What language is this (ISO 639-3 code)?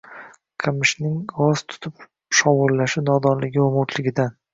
uzb